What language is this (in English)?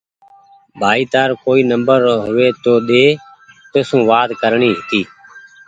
Goaria